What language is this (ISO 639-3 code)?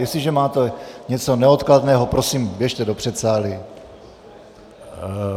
ces